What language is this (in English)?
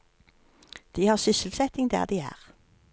Norwegian